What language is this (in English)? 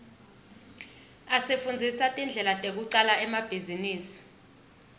Swati